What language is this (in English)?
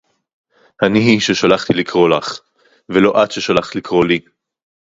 Hebrew